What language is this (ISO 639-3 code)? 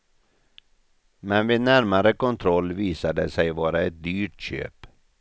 swe